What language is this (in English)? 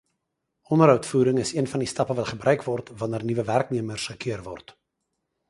Afrikaans